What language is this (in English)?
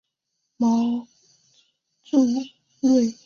Chinese